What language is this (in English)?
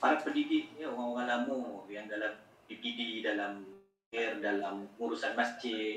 Malay